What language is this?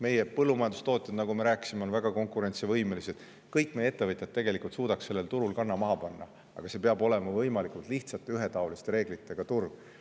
Estonian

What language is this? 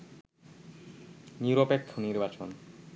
Bangla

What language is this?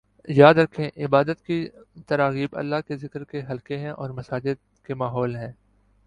Urdu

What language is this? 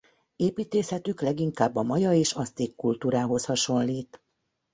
Hungarian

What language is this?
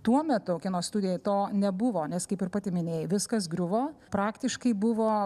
Lithuanian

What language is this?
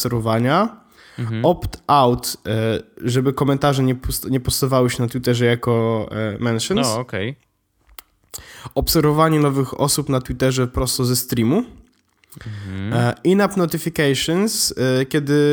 Polish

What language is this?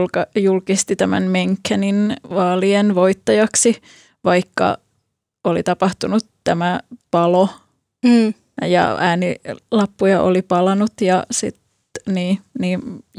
Finnish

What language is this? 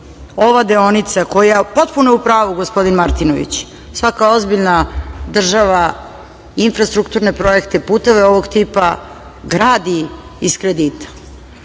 Serbian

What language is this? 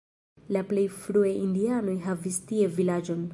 Esperanto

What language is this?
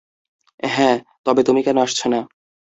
Bangla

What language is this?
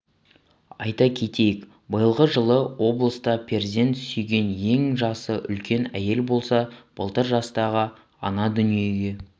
Kazakh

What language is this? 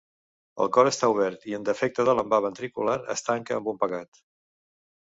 Catalan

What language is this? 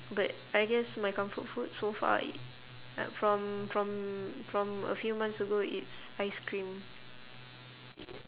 English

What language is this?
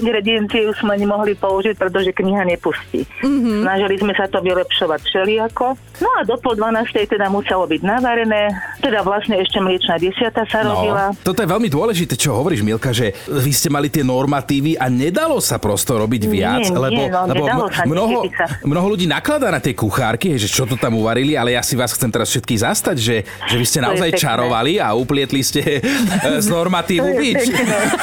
Slovak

